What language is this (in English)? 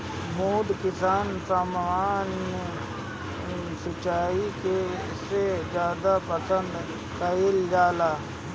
Bhojpuri